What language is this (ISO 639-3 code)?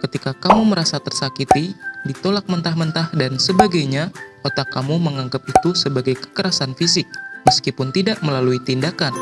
ind